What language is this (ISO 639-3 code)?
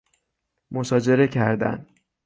fas